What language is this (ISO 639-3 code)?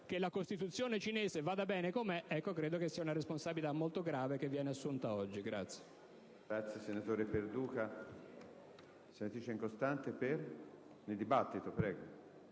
ita